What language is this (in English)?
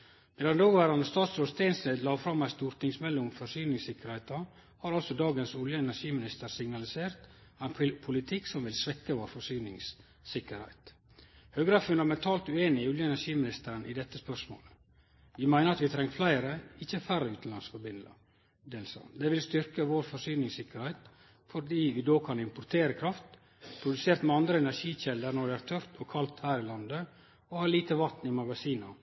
Norwegian Nynorsk